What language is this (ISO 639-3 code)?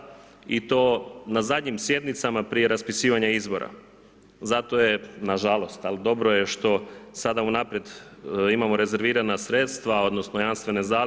hrv